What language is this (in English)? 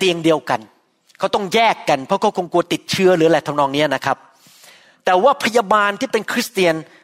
Thai